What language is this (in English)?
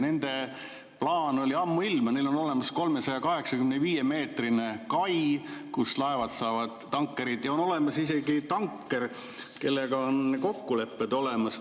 Estonian